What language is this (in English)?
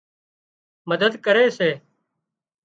Wadiyara Koli